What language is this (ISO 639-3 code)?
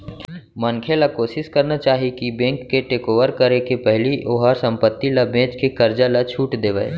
hne